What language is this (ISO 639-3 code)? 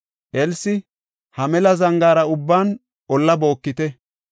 gof